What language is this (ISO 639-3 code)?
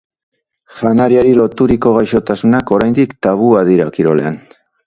eus